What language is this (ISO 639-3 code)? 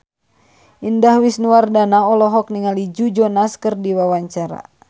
sun